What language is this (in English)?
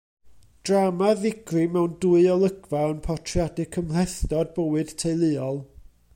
Welsh